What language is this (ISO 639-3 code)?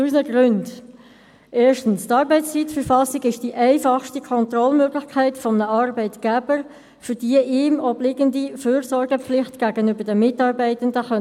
gsw